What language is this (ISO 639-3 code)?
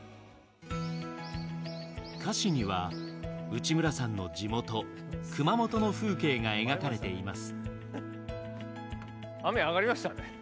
jpn